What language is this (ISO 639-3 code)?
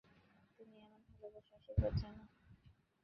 ben